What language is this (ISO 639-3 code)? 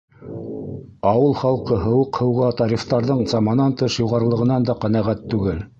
bak